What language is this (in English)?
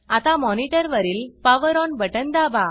Marathi